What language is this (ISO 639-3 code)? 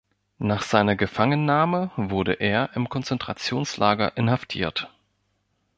deu